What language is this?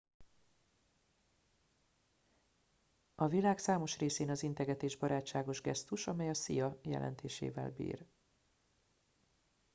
Hungarian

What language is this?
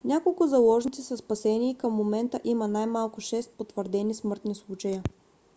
Bulgarian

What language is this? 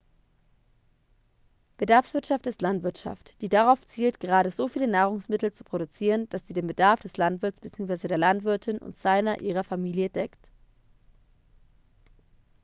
German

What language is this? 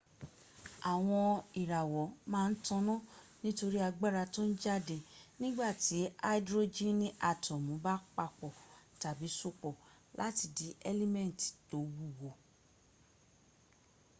Yoruba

